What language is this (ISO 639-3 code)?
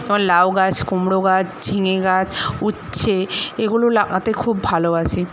ben